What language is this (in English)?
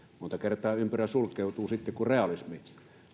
Finnish